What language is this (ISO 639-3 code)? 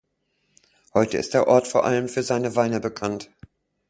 deu